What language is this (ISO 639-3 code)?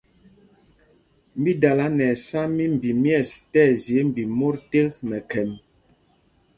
mgg